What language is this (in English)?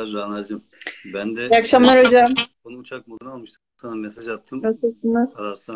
Turkish